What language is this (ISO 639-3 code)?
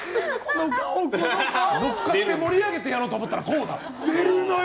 jpn